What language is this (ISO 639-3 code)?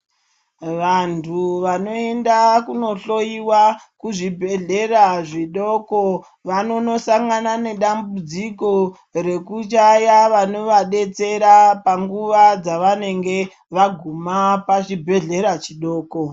ndc